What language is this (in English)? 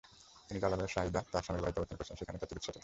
Bangla